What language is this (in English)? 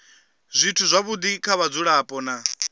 Venda